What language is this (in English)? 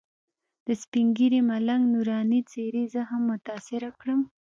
Pashto